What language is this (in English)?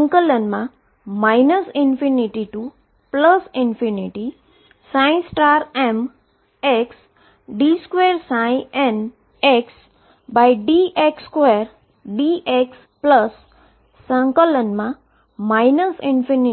Gujarati